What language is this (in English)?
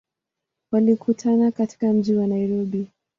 Swahili